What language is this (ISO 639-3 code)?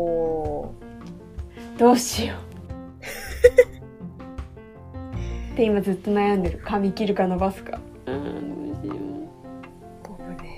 jpn